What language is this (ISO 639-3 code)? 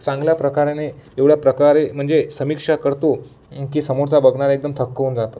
mar